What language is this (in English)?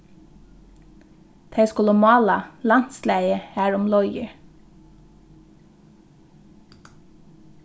Faroese